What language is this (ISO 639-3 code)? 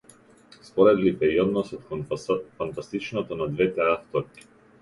mkd